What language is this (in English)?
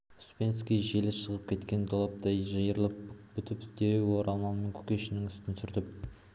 Kazakh